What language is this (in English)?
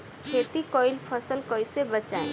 Bhojpuri